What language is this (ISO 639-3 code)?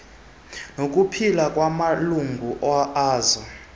xho